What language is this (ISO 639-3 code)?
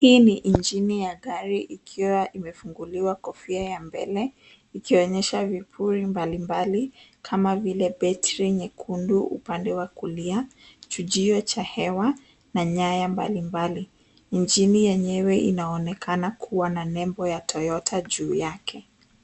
swa